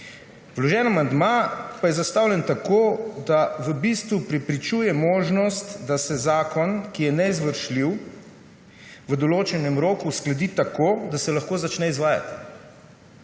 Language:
Slovenian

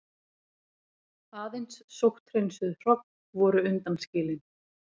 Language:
Icelandic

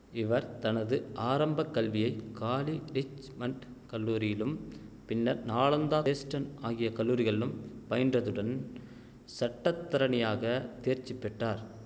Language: Tamil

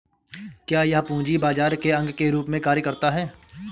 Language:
Hindi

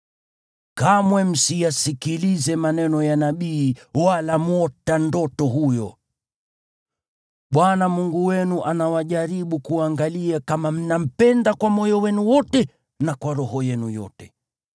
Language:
Swahili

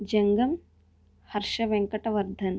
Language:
Telugu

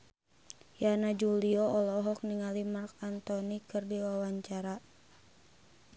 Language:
Sundanese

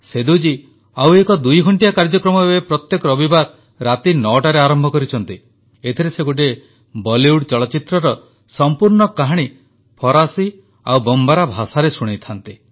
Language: Odia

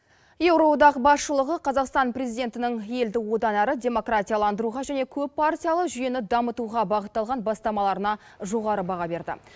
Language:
Kazakh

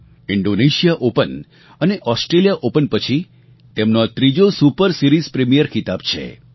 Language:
Gujarati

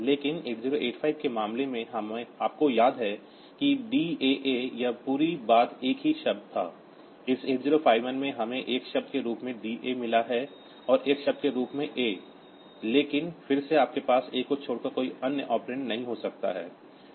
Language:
Hindi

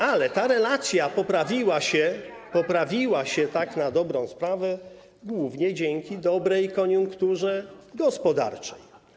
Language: Polish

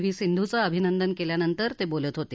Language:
Marathi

